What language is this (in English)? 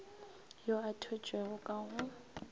Northern Sotho